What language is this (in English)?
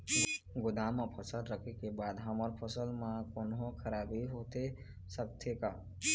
Chhattisgarhi